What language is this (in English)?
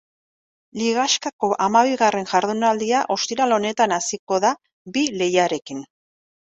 Basque